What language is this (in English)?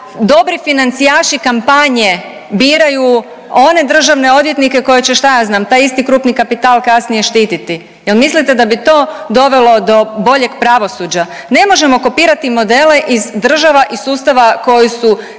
Croatian